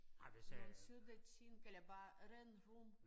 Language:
Danish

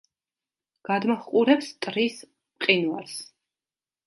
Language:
Georgian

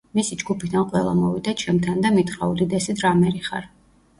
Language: Georgian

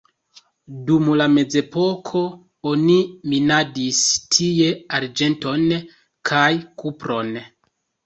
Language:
Esperanto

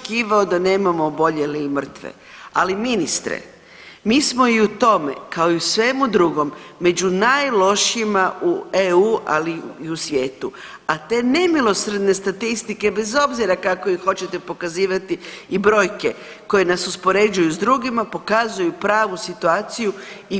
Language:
Croatian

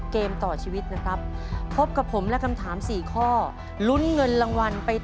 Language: Thai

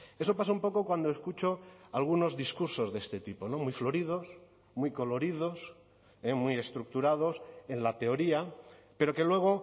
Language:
Spanish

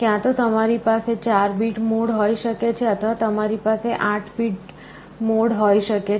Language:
Gujarati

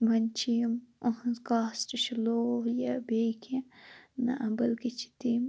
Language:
Kashmiri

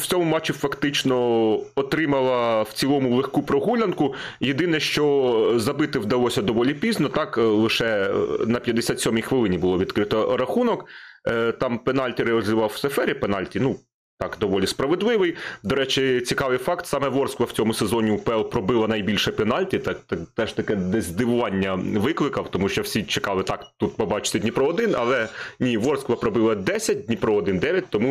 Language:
Ukrainian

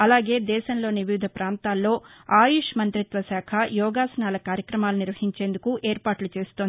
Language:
Telugu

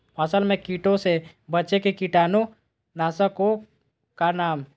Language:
Magahi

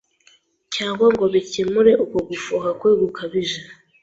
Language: Kinyarwanda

